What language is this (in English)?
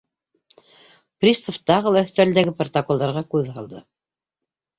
Bashkir